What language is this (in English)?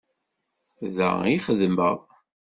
Kabyle